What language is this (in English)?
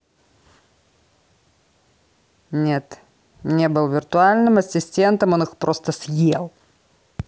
Russian